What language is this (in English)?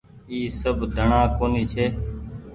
Goaria